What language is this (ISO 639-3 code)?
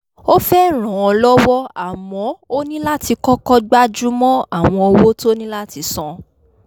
yor